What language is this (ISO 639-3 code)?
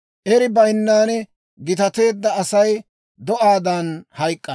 dwr